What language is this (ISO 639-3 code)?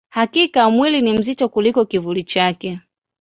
swa